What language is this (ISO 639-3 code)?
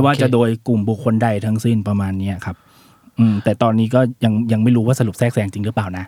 tha